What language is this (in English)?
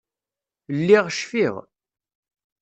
Kabyle